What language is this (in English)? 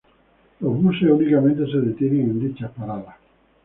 Spanish